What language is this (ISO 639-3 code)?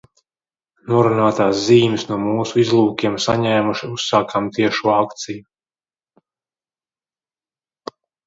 lav